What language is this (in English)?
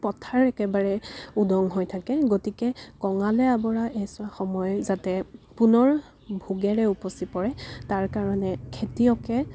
Assamese